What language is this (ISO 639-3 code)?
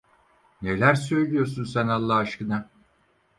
tur